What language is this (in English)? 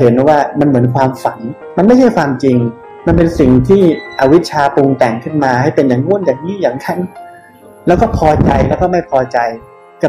Thai